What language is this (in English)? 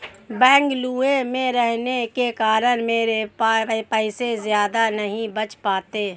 Hindi